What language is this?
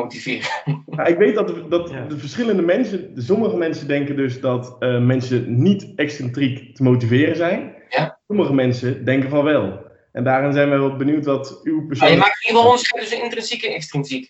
Dutch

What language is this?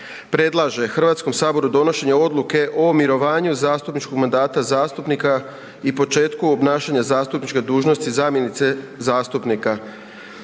Croatian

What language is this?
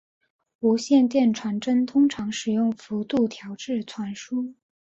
Chinese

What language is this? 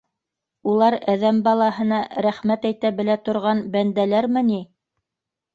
Bashkir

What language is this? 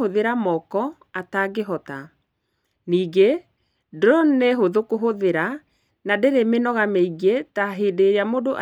Kikuyu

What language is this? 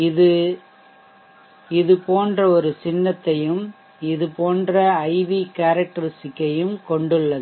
Tamil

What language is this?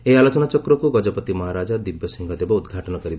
Odia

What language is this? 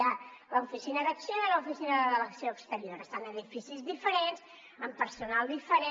Catalan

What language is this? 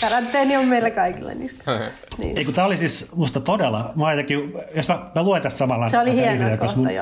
Finnish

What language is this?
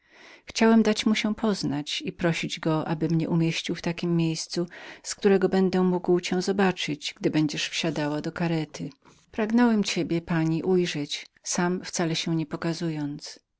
Polish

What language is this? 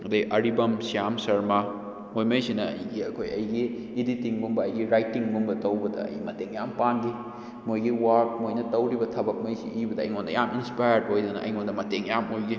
Manipuri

